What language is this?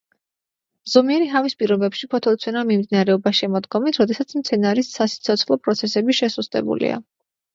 Georgian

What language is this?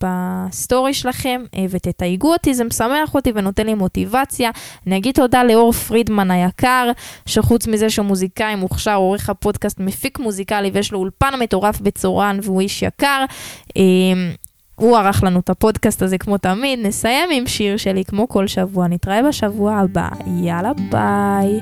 Hebrew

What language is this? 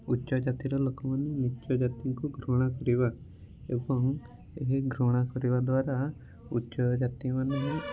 Odia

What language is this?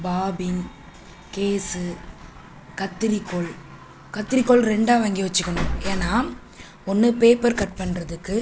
Tamil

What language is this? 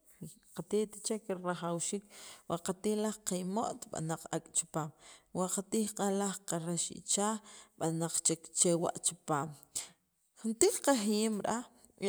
Sacapulteco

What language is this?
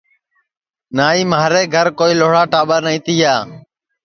Sansi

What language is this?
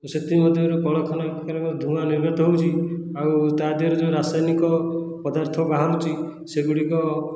Odia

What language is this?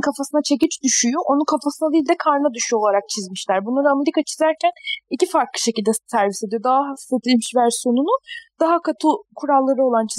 Turkish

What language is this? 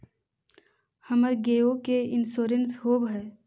Magahi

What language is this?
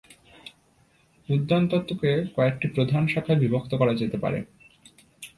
Bangla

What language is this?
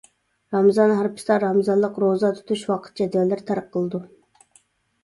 Uyghur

